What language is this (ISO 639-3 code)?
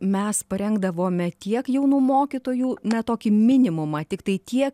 lit